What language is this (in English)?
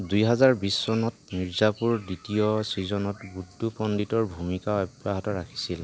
Assamese